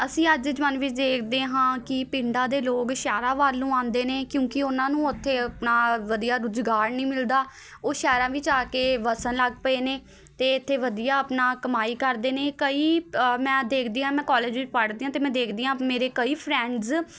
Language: Punjabi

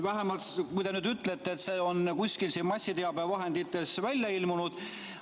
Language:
Estonian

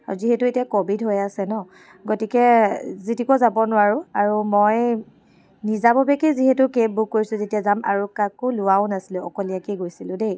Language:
Assamese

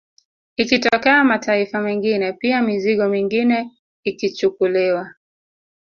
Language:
Swahili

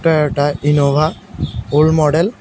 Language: Bangla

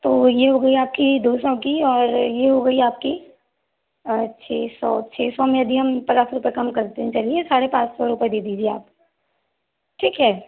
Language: Hindi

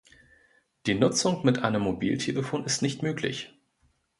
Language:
German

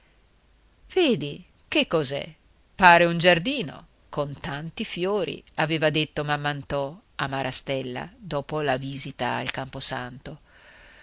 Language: Italian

